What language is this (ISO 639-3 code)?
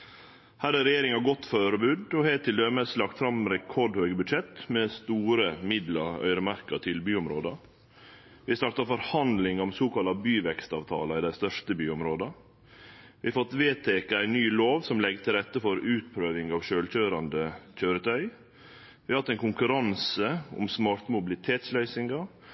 nno